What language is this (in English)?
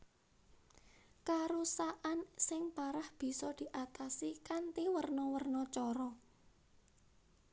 Javanese